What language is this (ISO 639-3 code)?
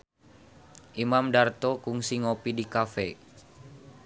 sun